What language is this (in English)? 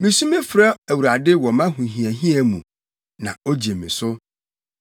Akan